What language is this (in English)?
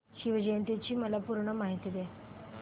Marathi